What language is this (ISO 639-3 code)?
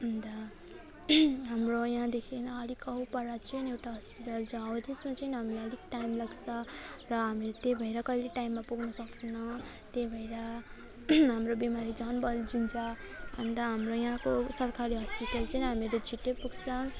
nep